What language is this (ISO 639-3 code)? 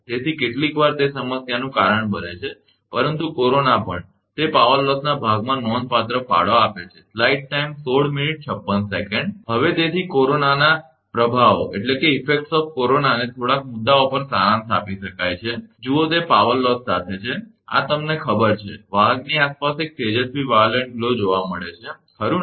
guj